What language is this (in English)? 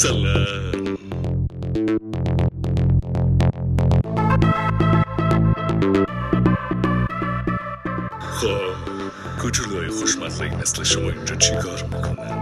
Persian